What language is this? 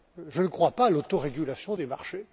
French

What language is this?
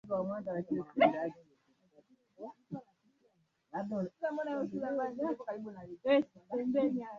Swahili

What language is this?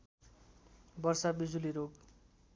Nepali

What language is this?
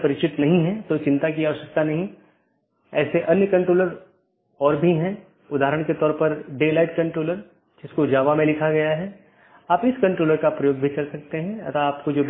Hindi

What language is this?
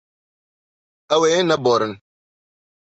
Kurdish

